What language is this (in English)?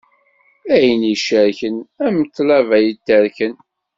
Kabyle